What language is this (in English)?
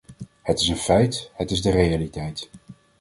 Dutch